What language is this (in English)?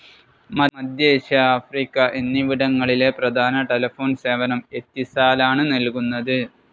Malayalam